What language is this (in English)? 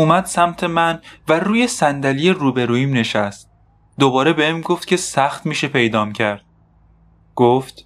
Persian